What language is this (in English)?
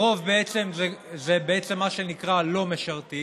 Hebrew